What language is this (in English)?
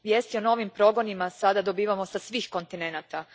Croatian